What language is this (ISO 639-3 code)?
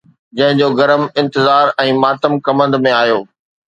snd